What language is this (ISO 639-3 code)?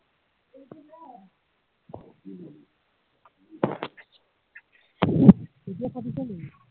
asm